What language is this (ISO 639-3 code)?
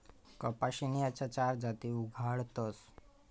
mar